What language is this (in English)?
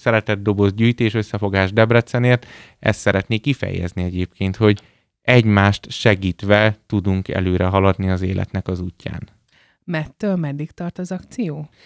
Hungarian